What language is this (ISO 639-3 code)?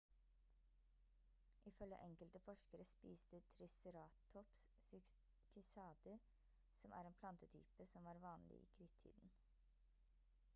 nob